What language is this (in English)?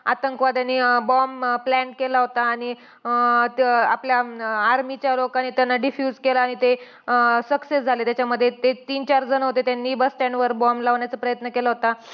Marathi